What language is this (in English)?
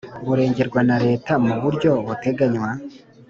Kinyarwanda